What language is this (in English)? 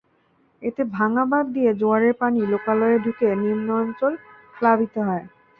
Bangla